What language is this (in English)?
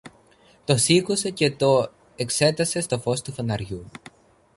Greek